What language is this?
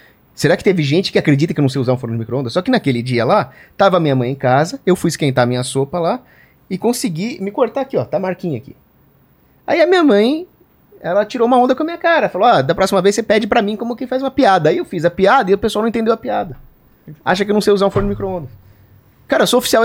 Portuguese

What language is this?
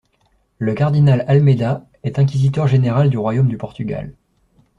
French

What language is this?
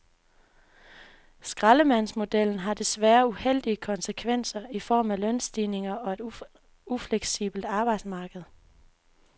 Danish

